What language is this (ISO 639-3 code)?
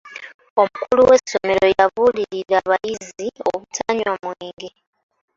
lug